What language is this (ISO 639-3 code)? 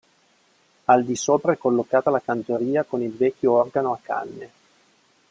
ita